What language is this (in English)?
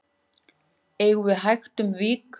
Icelandic